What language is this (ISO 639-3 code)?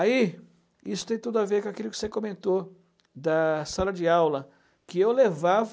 por